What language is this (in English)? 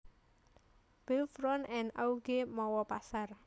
Javanese